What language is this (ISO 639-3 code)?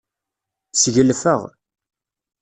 kab